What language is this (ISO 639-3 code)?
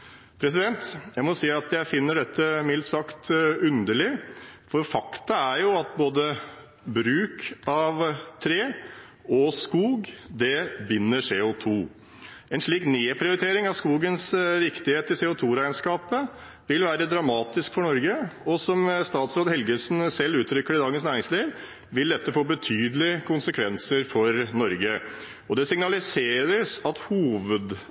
nob